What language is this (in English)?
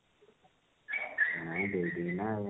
Odia